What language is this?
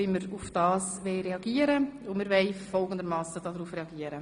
Swiss German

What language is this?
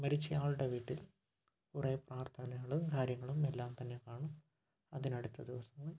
Malayalam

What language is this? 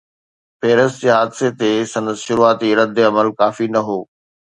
Sindhi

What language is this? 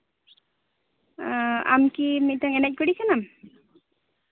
Santali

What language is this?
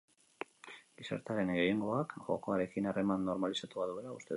Basque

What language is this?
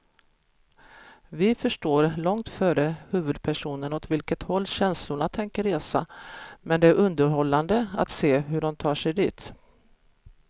Swedish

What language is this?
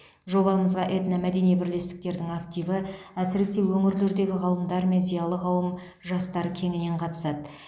Kazakh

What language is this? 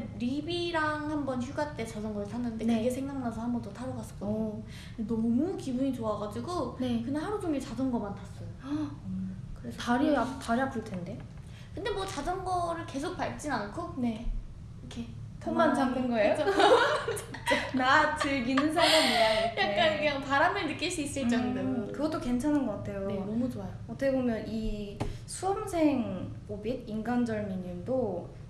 Korean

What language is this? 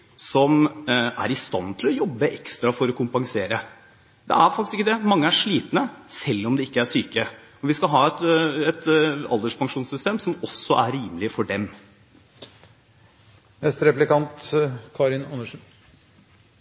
Norwegian Bokmål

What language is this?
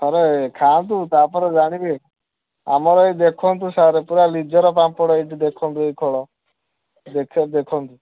Odia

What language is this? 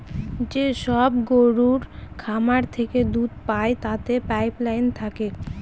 Bangla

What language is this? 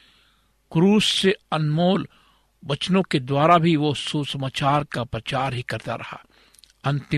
Hindi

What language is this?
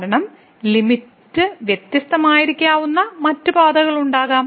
Malayalam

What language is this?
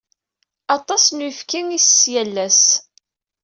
Kabyle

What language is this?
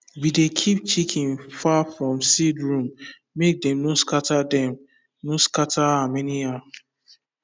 Nigerian Pidgin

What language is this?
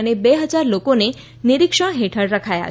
Gujarati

